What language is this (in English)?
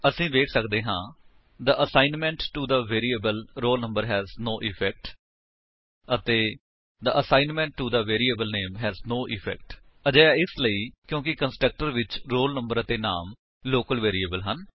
Punjabi